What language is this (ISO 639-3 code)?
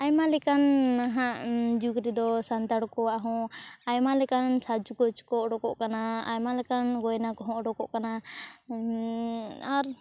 sat